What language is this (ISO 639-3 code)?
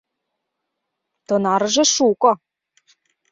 chm